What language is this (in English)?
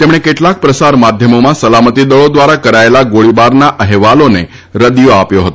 Gujarati